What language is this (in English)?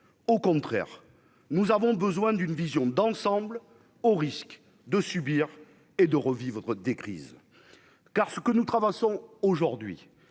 French